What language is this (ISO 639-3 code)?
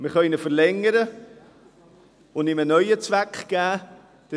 gsw